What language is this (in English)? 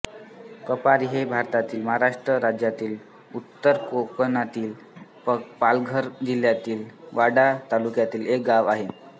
Marathi